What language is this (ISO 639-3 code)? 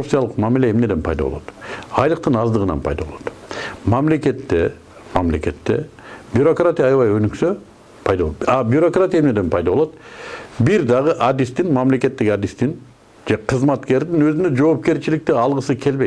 nld